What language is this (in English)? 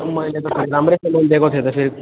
Nepali